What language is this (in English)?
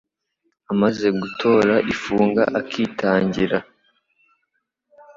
Kinyarwanda